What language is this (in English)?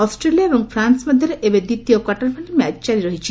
Odia